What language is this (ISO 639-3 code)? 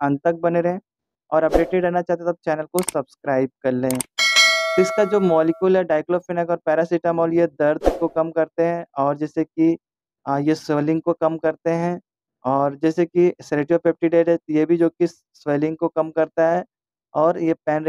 hin